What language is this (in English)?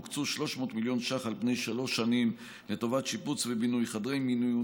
Hebrew